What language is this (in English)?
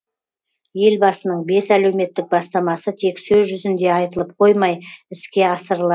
Kazakh